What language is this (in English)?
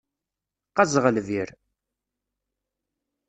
Kabyle